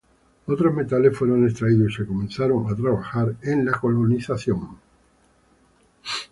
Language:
Spanish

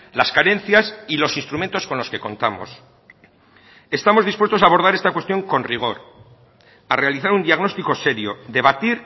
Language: Spanish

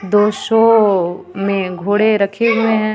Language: Hindi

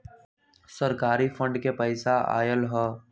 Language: Magahi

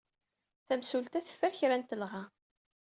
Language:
Kabyle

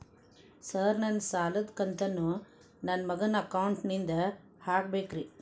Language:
Kannada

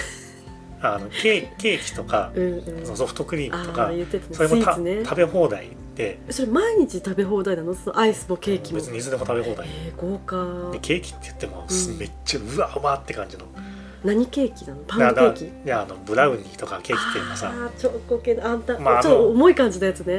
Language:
Japanese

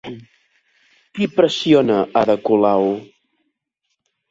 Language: Catalan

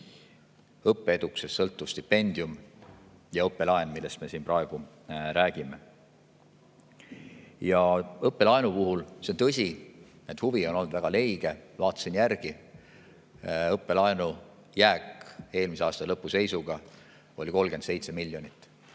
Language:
Estonian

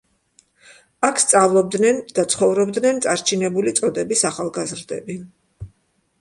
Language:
Georgian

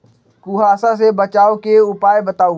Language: Magahi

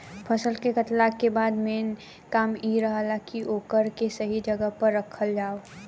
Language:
Bhojpuri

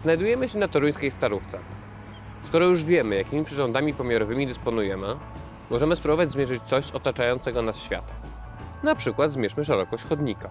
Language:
Polish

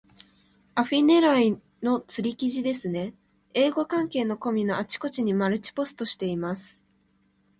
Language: Japanese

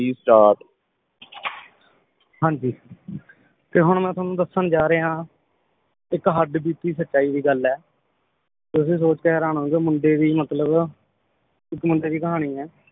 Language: Punjabi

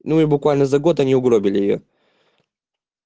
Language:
Russian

